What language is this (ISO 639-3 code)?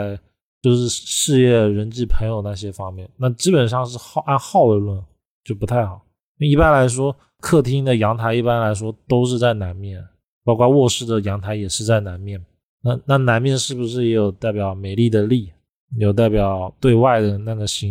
zho